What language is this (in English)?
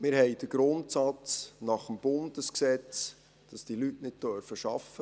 Swiss German